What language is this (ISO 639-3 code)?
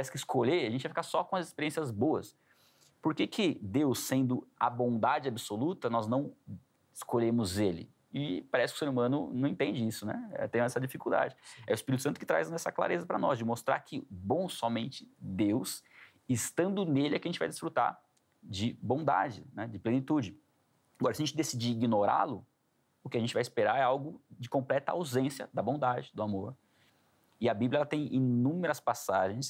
por